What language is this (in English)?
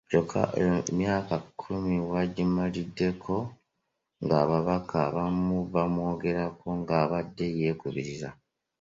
Ganda